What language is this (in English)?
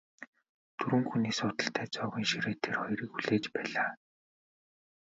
Mongolian